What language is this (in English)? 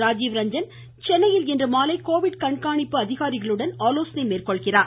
Tamil